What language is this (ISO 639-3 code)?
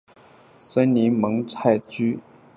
zho